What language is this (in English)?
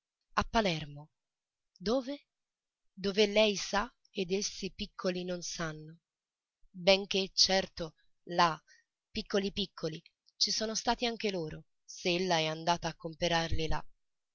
Italian